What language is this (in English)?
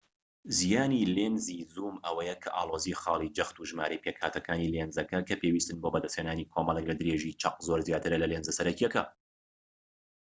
Central Kurdish